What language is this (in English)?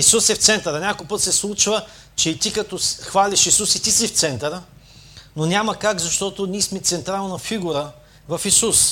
Bulgarian